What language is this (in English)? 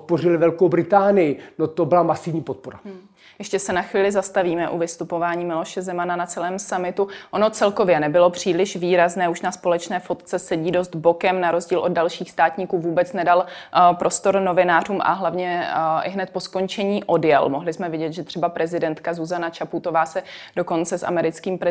Czech